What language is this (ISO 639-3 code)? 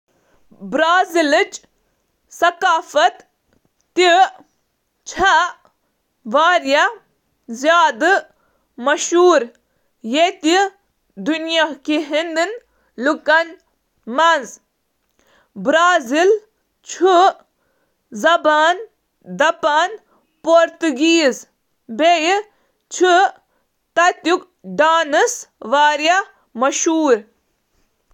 kas